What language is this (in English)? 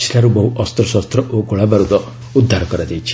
Odia